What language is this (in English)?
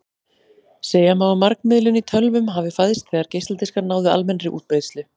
Icelandic